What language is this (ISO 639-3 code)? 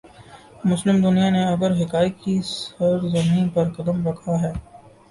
urd